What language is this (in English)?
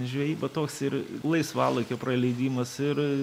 Lithuanian